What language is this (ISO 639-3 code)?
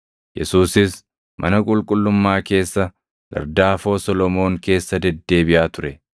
orm